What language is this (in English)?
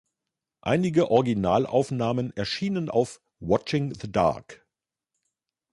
German